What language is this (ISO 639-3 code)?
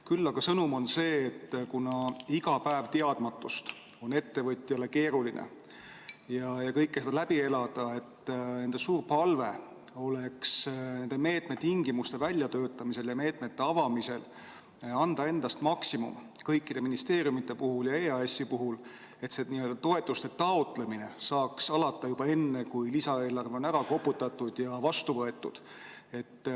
est